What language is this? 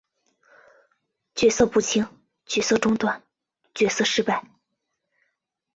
Chinese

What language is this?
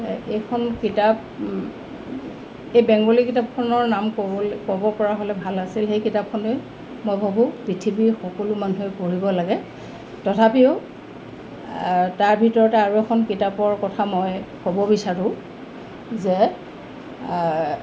Assamese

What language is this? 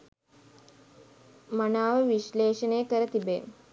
Sinhala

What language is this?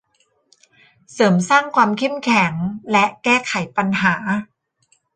Thai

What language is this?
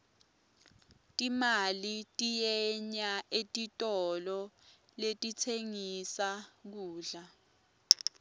Swati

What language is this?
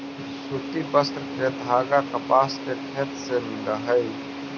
Magahi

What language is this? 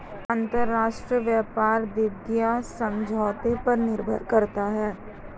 Hindi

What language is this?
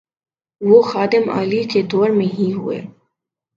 Urdu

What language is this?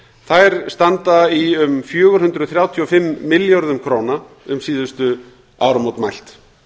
Icelandic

